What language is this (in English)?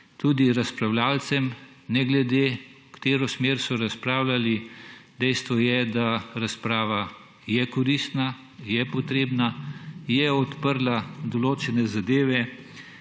Slovenian